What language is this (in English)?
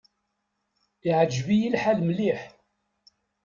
Kabyle